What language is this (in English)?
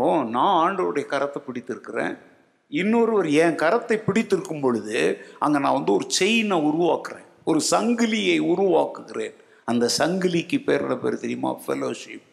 Tamil